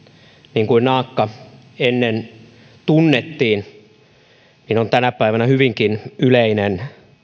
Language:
Finnish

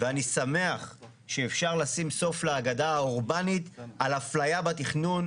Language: Hebrew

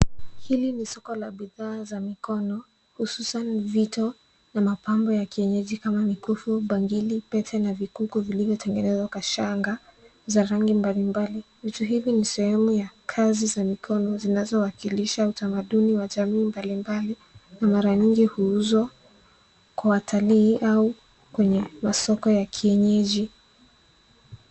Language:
Swahili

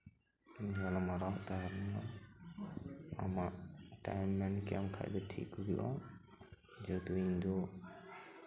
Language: Santali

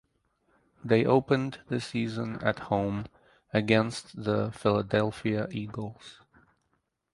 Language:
English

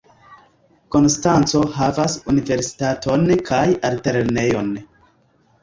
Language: Esperanto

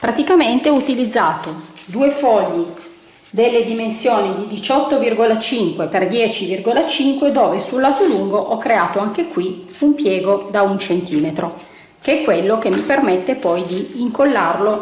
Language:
Italian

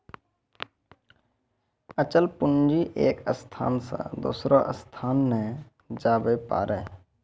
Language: Maithili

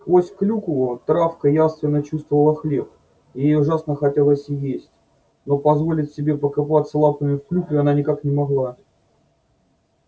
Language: Russian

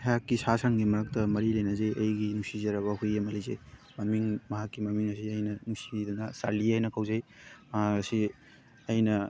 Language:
Manipuri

